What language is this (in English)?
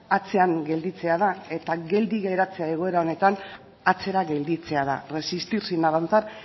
Basque